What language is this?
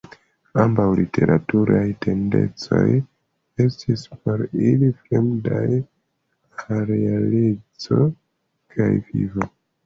Esperanto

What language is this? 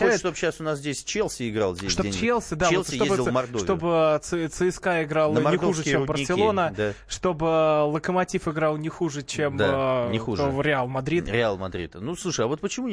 Russian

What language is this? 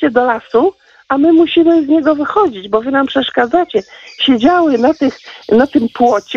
Polish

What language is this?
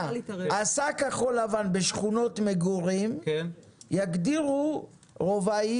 Hebrew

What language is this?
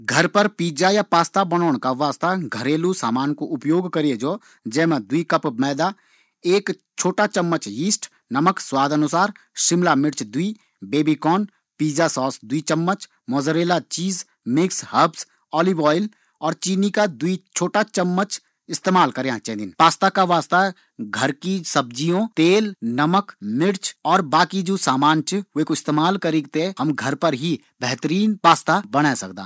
Garhwali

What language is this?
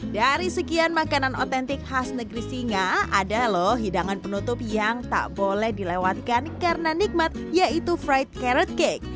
Indonesian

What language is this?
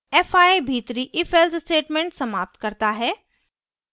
Hindi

